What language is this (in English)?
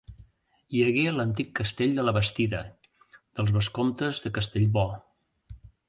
Catalan